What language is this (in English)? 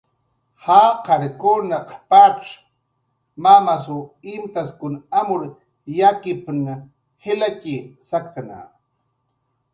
Jaqaru